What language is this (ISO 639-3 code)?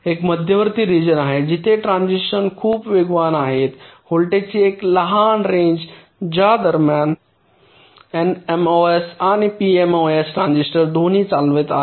mar